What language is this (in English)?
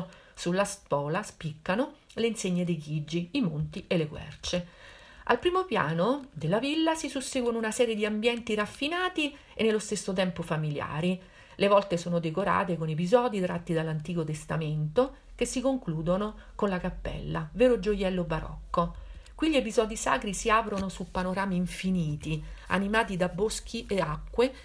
Italian